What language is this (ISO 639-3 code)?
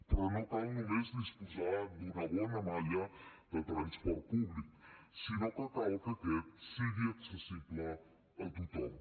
cat